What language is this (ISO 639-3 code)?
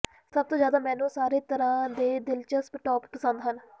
pan